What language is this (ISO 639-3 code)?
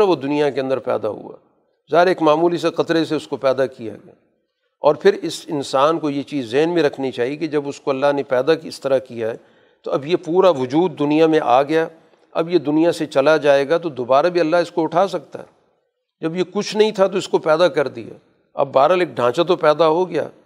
urd